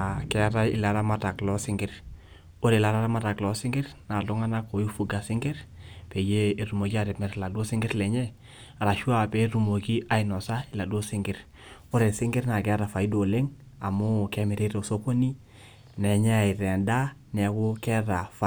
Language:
Masai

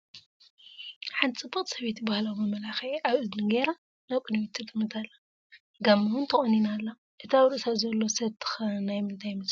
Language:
Tigrinya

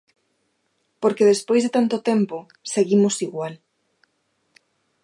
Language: Galician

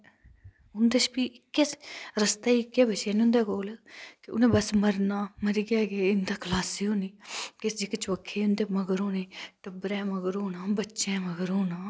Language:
Dogri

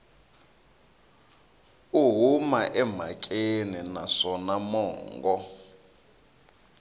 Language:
Tsonga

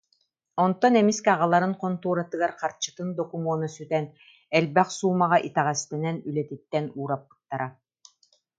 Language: Yakut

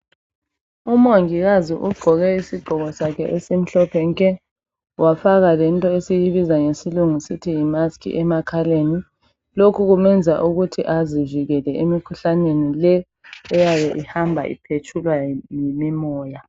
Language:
North Ndebele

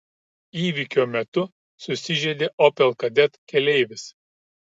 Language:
Lithuanian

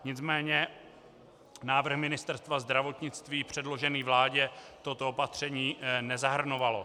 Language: Czech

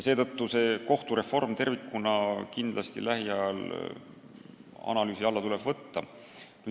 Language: Estonian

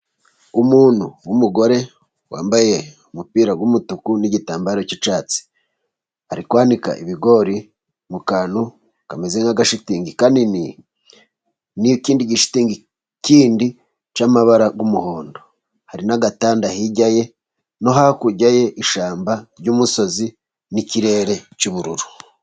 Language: Kinyarwanda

